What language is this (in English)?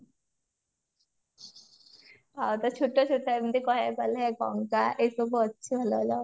Odia